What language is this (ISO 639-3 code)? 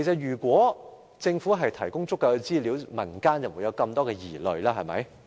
yue